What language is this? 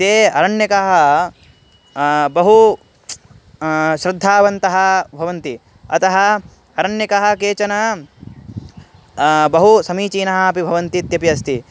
Sanskrit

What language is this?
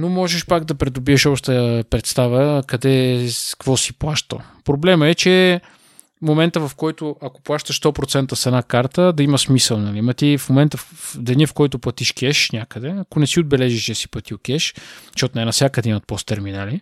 Bulgarian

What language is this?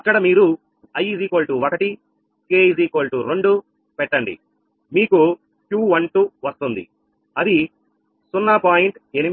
Telugu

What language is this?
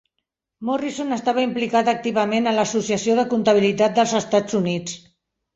Catalan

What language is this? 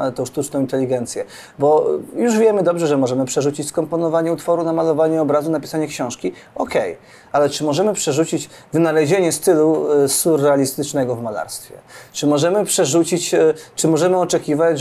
Polish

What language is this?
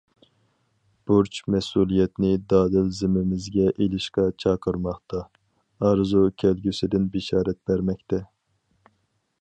Uyghur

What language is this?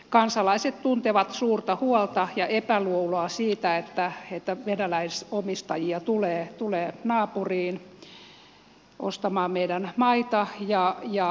Finnish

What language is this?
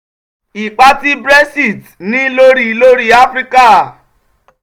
Yoruba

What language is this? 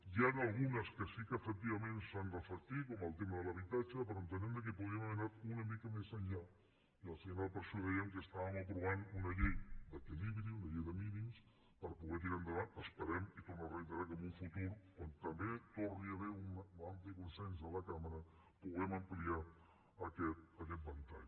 Catalan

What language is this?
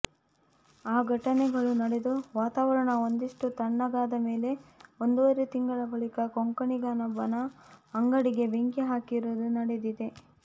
Kannada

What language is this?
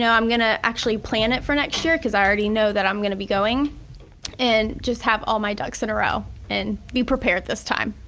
English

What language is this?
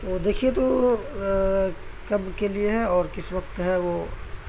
Urdu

